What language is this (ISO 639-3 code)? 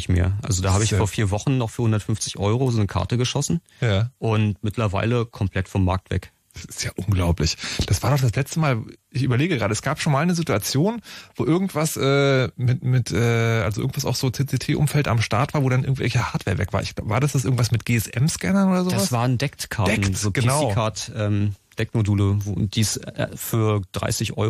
deu